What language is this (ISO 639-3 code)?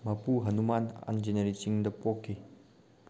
mni